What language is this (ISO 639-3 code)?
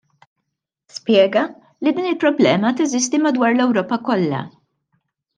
mlt